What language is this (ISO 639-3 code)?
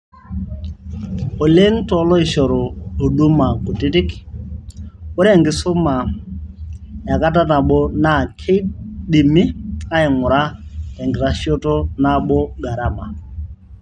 mas